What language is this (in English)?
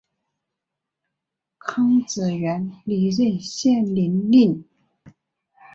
Chinese